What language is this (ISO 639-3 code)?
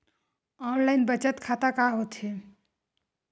hne